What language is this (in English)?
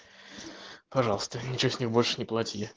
Russian